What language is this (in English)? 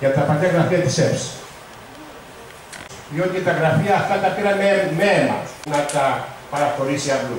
Greek